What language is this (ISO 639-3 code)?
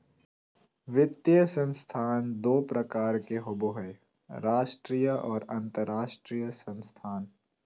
mag